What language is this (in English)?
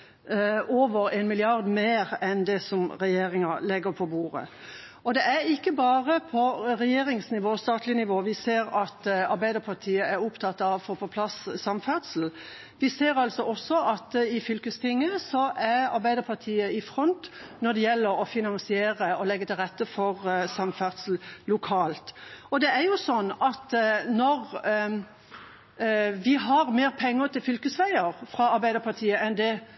Norwegian Bokmål